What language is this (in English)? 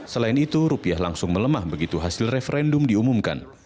Indonesian